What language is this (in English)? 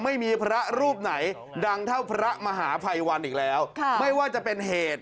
Thai